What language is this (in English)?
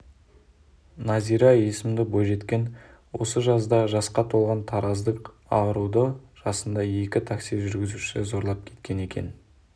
Kazakh